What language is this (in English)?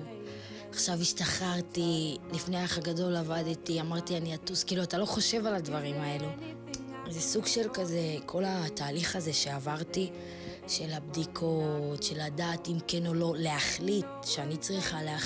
Hebrew